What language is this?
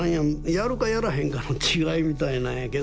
Japanese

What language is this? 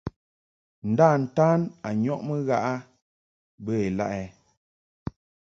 Mungaka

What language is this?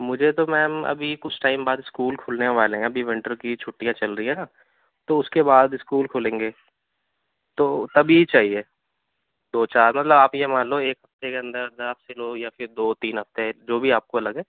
Urdu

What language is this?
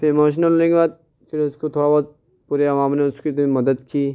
Urdu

